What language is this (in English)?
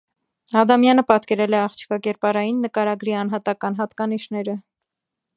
Armenian